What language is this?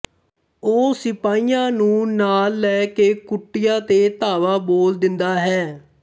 Punjabi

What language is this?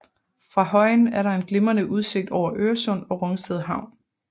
Danish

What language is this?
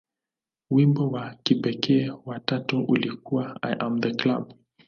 Swahili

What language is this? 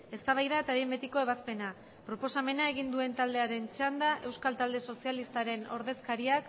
Basque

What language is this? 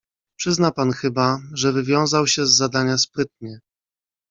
Polish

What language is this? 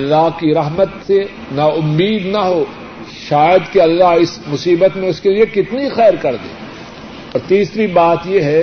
Urdu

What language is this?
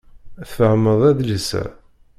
Kabyle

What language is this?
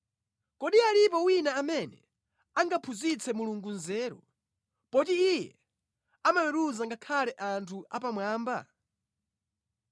Nyanja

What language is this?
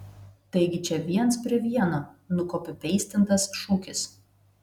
Lithuanian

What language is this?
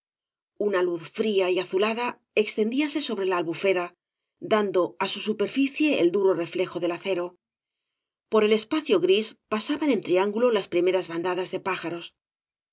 Spanish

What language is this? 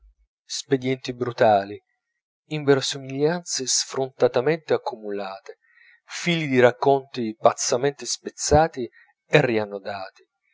Italian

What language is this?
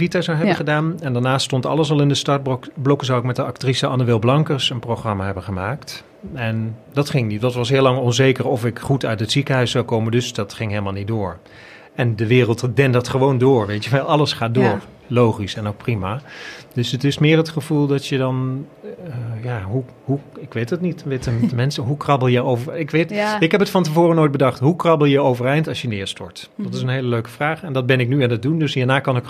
Dutch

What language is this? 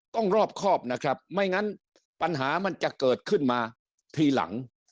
Thai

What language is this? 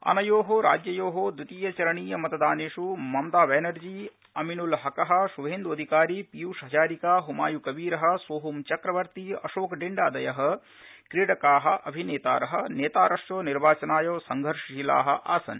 Sanskrit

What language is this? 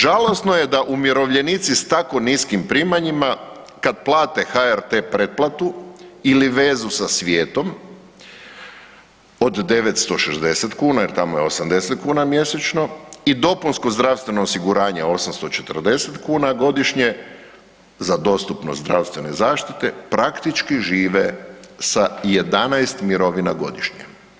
Croatian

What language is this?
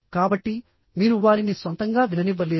Telugu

